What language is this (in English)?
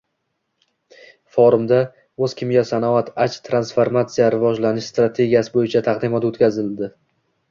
Uzbek